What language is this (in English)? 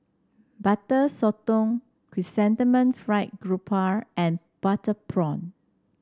English